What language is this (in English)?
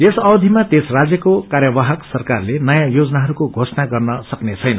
Nepali